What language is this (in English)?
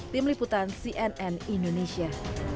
Indonesian